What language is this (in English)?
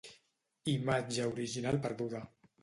Catalan